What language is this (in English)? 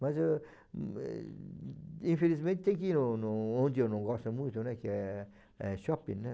Portuguese